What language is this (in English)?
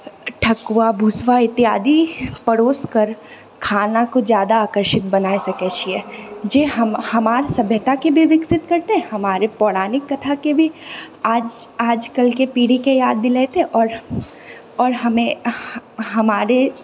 Maithili